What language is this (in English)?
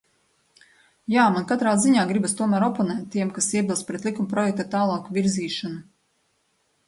Latvian